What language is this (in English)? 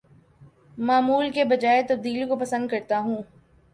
Urdu